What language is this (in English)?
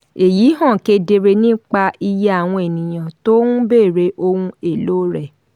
Yoruba